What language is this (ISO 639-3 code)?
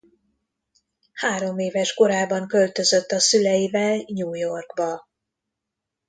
hun